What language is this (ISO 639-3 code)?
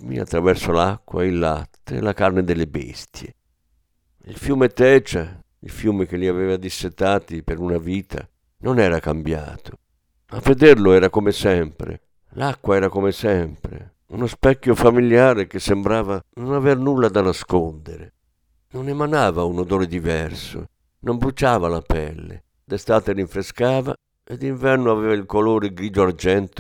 ita